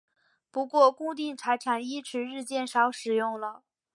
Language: Chinese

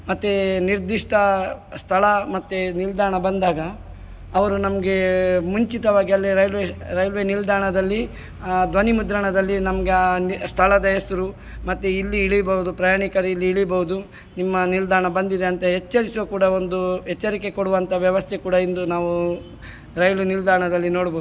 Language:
Kannada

